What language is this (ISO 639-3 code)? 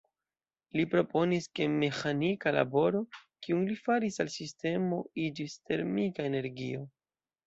epo